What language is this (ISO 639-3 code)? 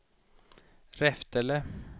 swe